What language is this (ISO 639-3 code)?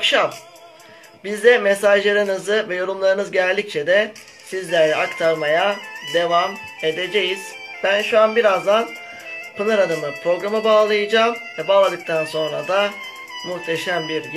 tur